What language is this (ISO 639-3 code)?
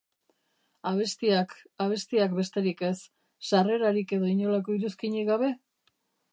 eus